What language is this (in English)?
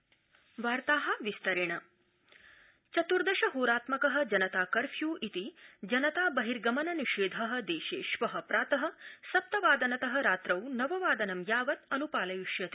Sanskrit